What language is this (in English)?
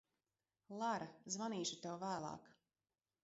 Latvian